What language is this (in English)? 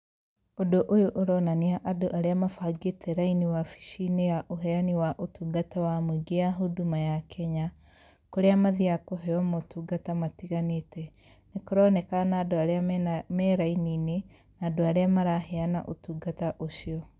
Kikuyu